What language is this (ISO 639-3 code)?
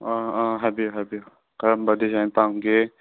mni